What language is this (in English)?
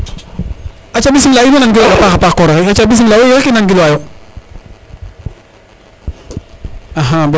Serer